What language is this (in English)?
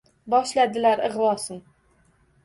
Uzbek